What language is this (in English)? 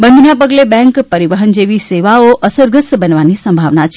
Gujarati